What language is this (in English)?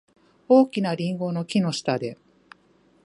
Japanese